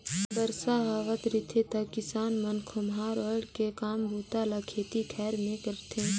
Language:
Chhattisgarhi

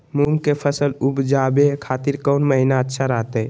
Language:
Magahi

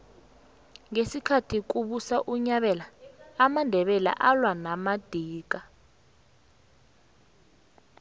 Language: South Ndebele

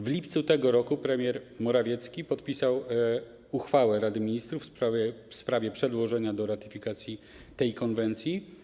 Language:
Polish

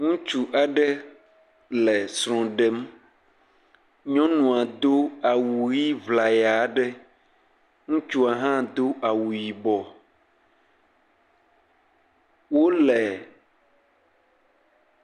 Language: Ewe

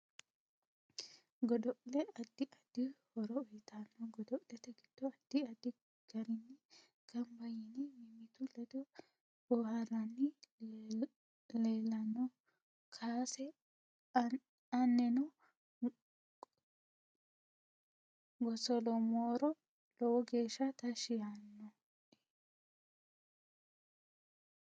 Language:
Sidamo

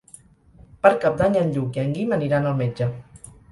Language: Catalan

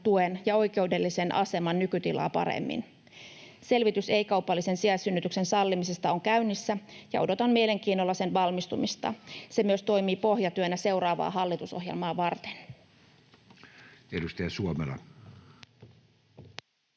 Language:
Finnish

